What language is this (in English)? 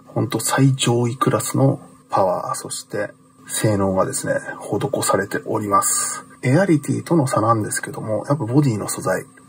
Japanese